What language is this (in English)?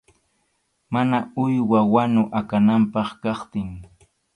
Arequipa-La Unión Quechua